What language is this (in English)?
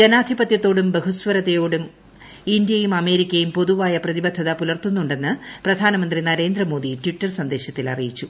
Malayalam